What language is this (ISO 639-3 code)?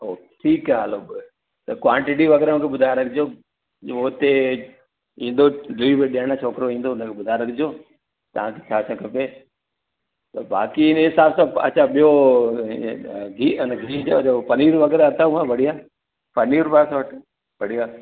snd